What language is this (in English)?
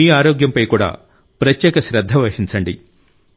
Telugu